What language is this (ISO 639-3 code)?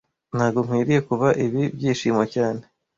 kin